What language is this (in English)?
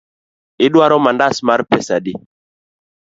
Luo (Kenya and Tanzania)